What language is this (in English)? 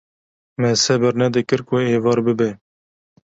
Kurdish